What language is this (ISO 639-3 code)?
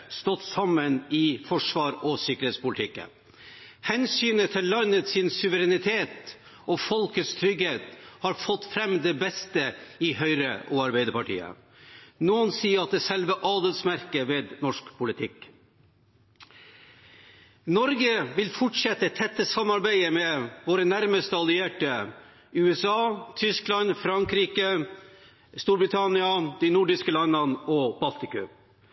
nob